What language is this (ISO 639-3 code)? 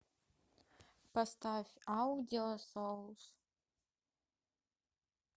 rus